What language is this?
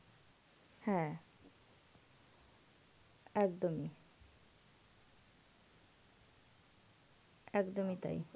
Bangla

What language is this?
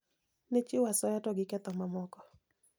Luo (Kenya and Tanzania)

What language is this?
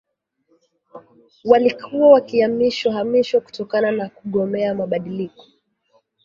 Swahili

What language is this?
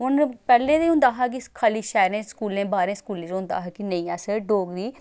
Dogri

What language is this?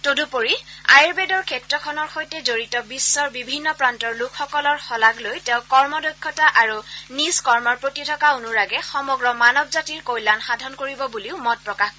Assamese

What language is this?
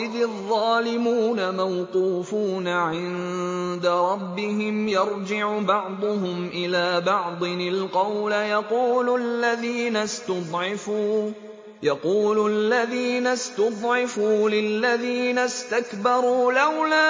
Arabic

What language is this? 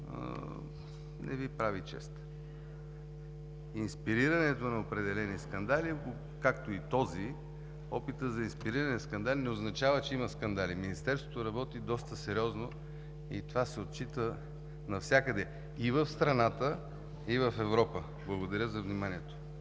Bulgarian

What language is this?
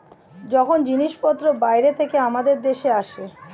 Bangla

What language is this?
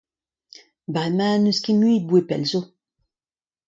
Breton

